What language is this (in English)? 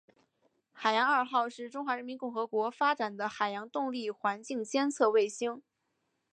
Chinese